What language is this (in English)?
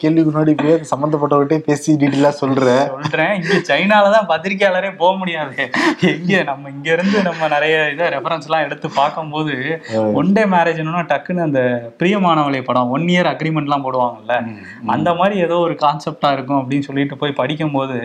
Tamil